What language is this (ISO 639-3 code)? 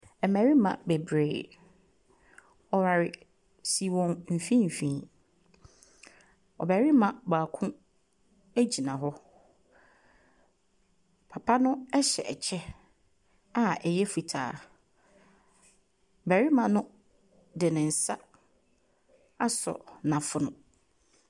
aka